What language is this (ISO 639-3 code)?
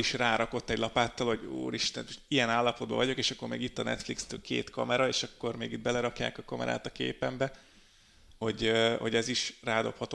hun